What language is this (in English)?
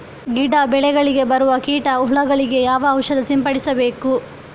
Kannada